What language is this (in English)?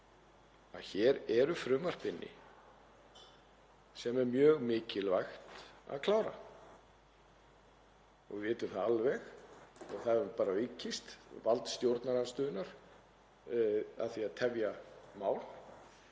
Icelandic